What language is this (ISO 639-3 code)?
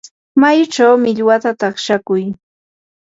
qur